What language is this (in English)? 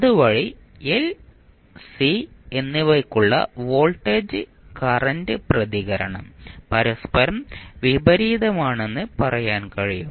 Malayalam